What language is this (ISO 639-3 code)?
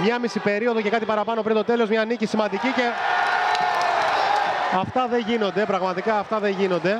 ell